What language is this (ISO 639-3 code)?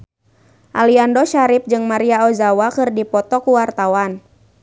sun